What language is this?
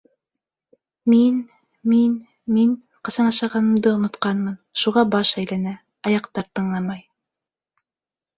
Bashkir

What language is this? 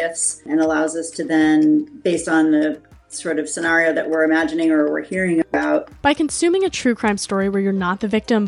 Danish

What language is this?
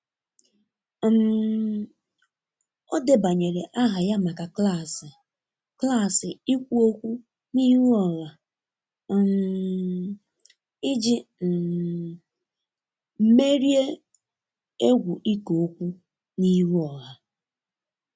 Igbo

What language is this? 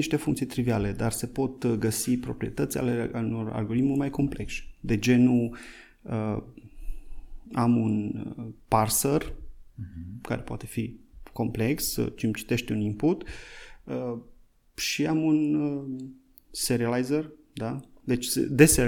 Romanian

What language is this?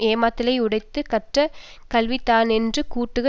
Tamil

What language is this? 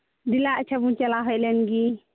Santali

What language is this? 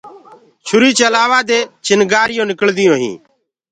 Gurgula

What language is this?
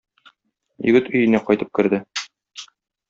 Tatar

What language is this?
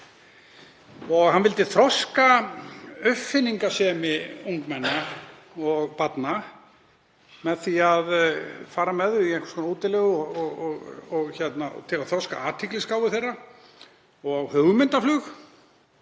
Icelandic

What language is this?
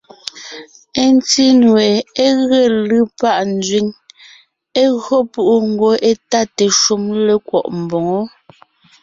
Ngiemboon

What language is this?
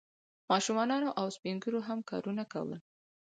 Pashto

